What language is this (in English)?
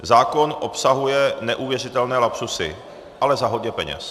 Czech